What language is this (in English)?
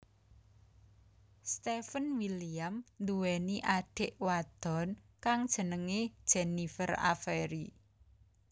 Javanese